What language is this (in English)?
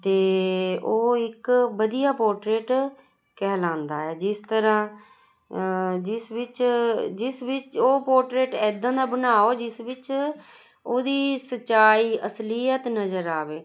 Punjabi